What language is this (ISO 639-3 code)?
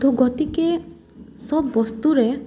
asm